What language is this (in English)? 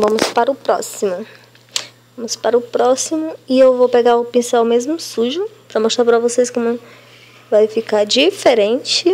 Portuguese